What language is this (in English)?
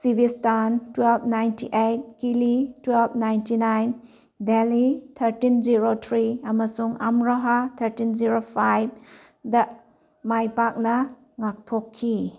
Manipuri